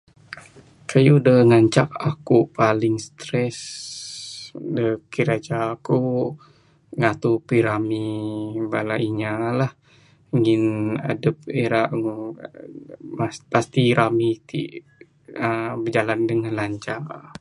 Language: Bukar-Sadung Bidayuh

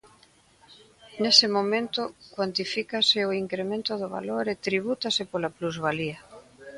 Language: Galician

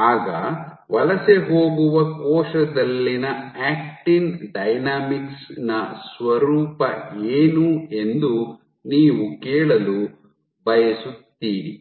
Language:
Kannada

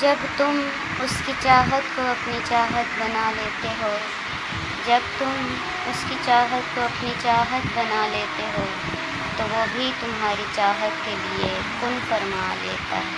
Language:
Urdu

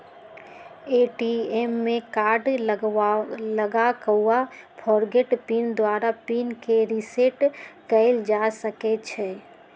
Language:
Magahi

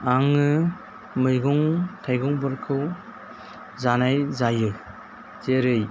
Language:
Bodo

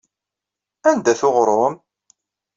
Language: Kabyle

